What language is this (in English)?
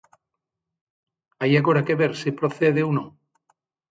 Galician